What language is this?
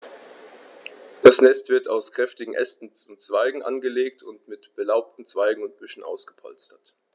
German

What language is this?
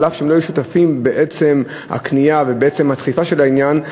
Hebrew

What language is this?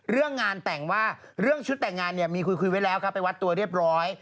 Thai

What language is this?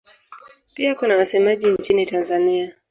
Swahili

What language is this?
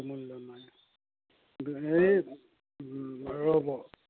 Assamese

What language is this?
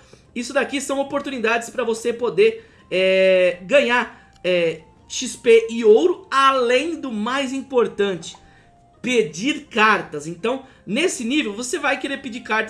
Portuguese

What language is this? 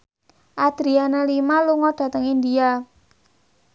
Javanese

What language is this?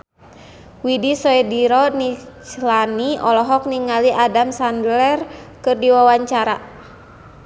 Sundanese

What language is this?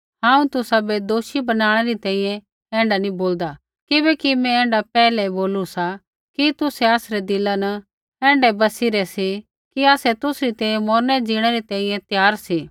Kullu Pahari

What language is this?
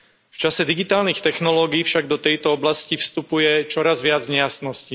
Slovak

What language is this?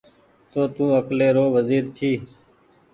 Goaria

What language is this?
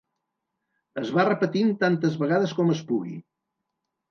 Catalan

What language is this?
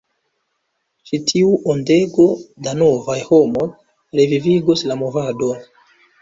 Esperanto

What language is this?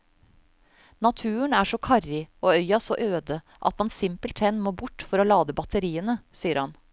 Norwegian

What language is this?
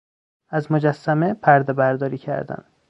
Persian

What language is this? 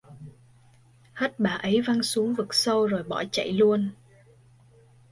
Vietnamese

